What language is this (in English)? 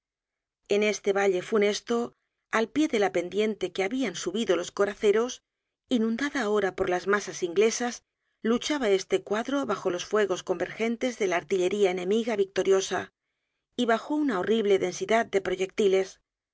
Spanish